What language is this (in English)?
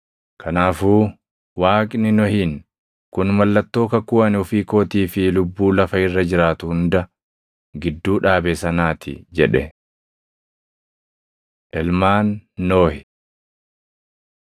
Oromo